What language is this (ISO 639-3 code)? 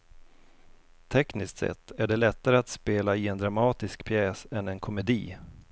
swe